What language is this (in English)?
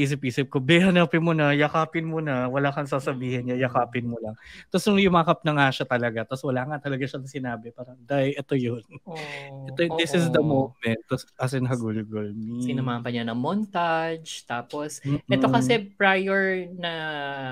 Filipino